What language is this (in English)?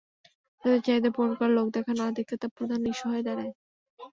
Bangla